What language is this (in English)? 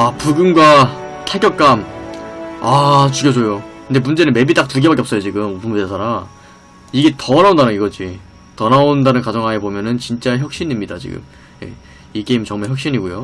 Korean